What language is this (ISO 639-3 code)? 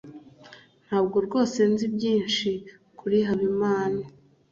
kin